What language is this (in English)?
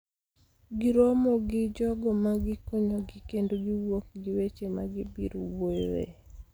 Luo (Kenya and Tanzania)